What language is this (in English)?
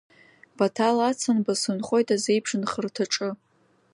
Abkhazian